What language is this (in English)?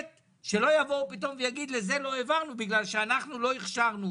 Hebrew